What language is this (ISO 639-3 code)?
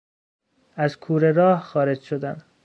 fas